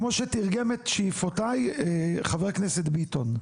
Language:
Hebrew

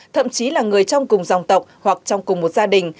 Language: Vietnamese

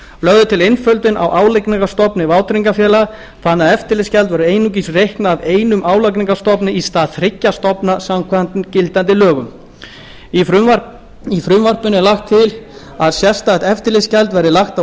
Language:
Icelandic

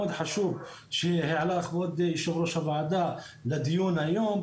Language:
Hebrew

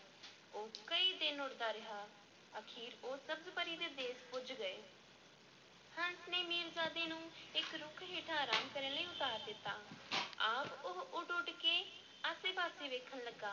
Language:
Punjabi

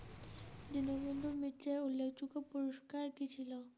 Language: Bangla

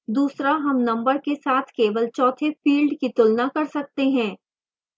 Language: Hindi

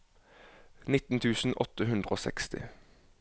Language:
Norwegian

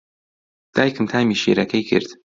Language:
Central Kurdish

